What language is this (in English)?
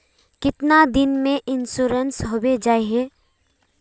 Magahi